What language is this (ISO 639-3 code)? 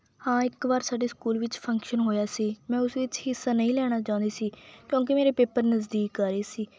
pan